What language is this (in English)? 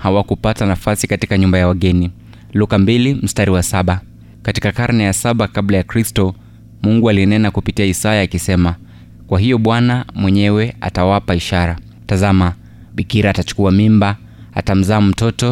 Swahili